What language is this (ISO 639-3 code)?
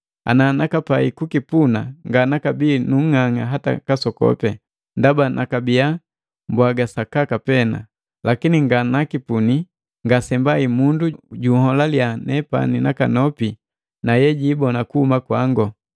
mgv